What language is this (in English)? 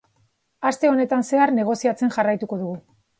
Basque